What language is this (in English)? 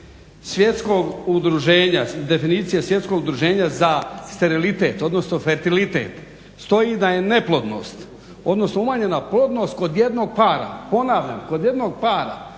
Croatian